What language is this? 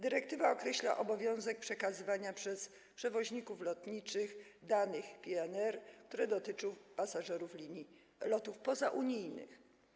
Polish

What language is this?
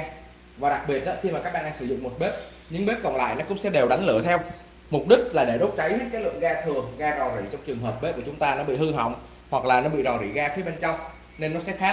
Vietnamese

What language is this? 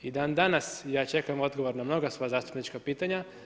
Croatian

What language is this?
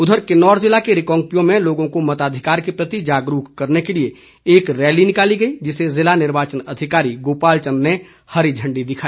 Hindi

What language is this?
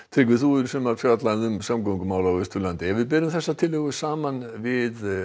Icelandic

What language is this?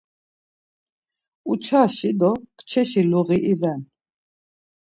Laz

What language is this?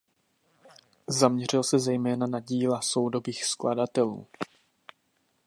Czech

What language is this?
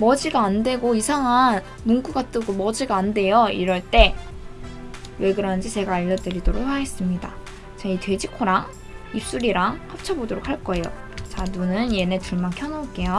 Korean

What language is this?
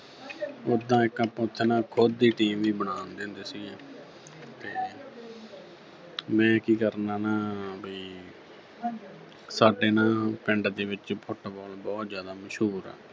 Punjabi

